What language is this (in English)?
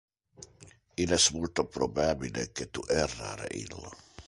Interlingua